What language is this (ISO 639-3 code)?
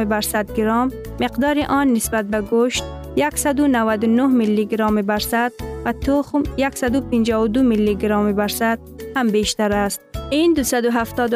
fas